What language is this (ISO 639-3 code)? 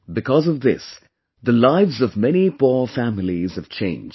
eng